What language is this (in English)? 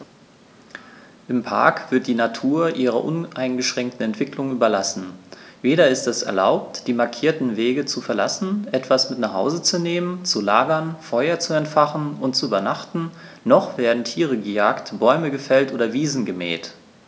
German